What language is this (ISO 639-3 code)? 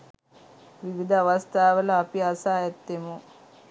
sin